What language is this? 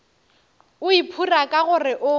Northern Sotho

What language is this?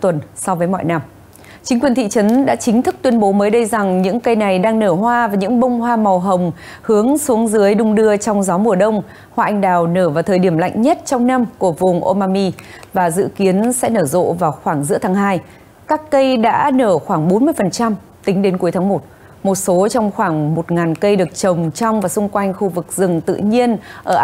Vietnamese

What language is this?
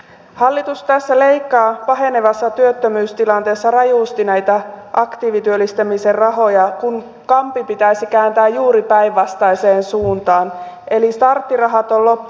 Finnish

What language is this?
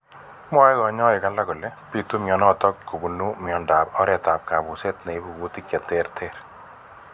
Kalenjin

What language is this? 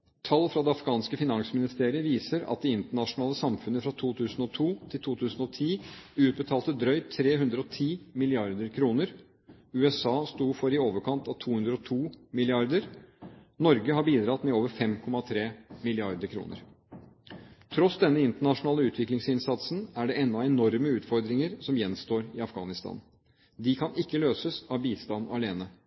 Norwegian Bokmål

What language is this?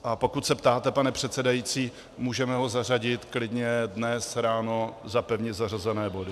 Czech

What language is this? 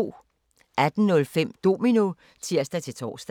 Danish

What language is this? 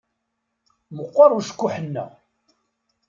Kabyle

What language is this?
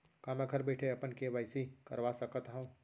Chhattisgarhi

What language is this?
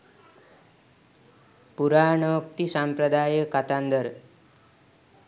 Sinhala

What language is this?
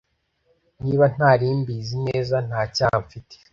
Kinyarwanda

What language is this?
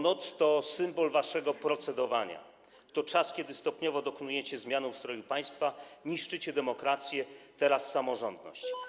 Polish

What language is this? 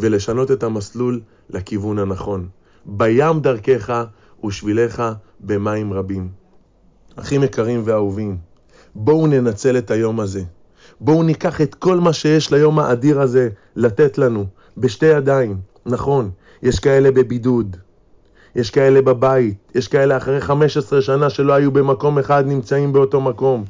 Hebrew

